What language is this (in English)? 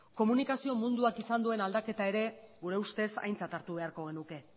Basque